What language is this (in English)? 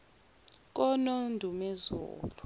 Zulu